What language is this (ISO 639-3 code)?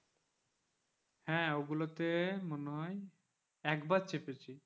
ben